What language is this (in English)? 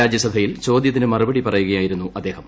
Malayalam